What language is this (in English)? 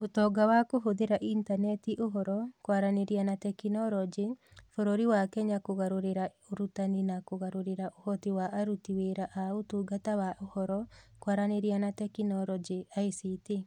Kikuyu